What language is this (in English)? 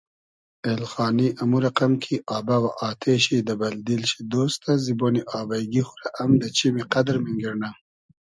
Hazaragi